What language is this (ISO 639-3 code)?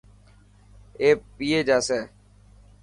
mki